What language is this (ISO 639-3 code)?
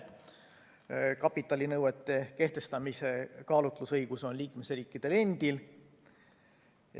est